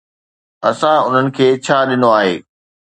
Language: Sindhi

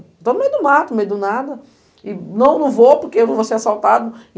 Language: Portuguese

